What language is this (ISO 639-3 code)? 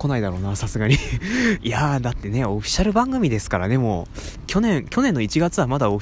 jpn